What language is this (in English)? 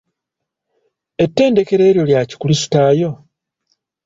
Ganda